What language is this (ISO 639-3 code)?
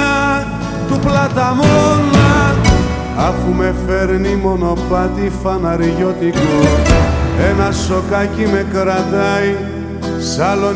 ell